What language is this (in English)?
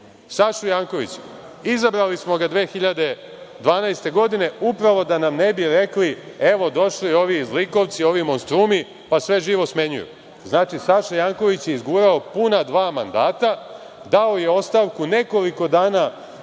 Serbian